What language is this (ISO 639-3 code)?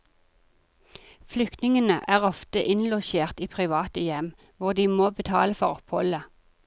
nor